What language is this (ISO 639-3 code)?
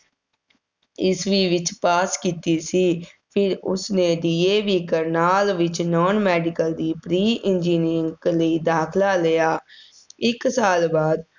pan